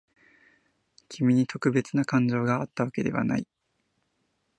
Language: Japanese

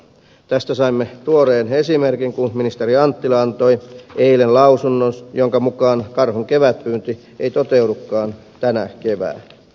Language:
Finnish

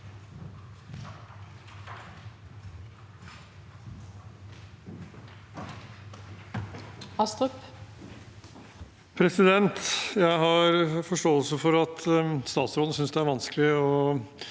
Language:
Norwegian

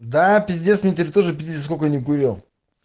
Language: Russian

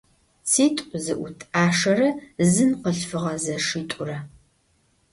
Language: Adyghe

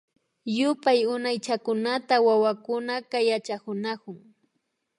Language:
Imbabura Highland Quichua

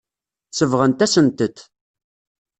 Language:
Kabyle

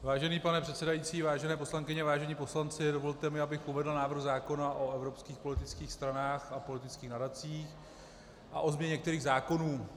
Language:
Czech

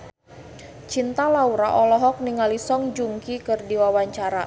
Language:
Sundanese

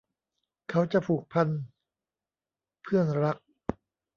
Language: Thai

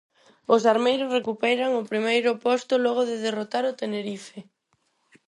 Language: Galician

